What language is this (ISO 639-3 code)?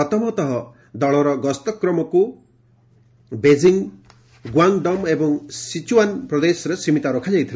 ori